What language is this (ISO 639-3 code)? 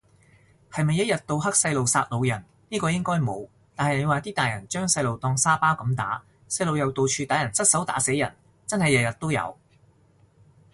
yue